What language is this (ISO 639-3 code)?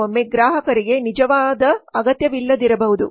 kan